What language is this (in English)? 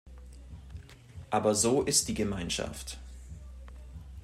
German